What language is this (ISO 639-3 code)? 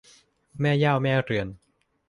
tha